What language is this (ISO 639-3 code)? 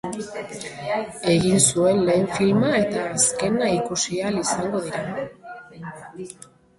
eus